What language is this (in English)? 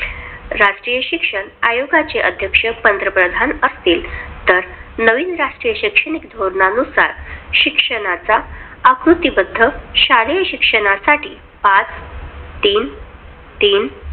Marathi